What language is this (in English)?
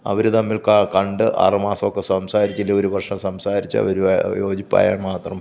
Malayalam